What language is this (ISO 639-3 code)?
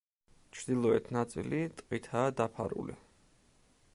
kat